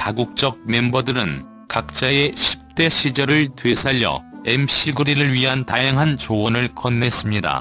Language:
Korean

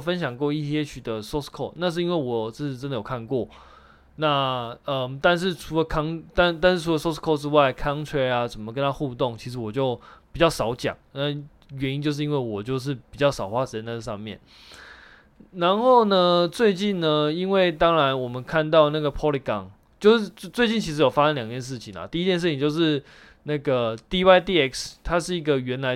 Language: Chinese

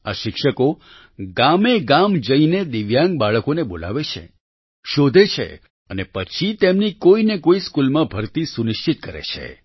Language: Gujarati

